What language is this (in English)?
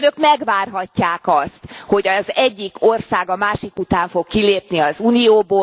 Hungarian